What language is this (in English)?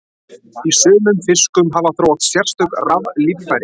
Icelandic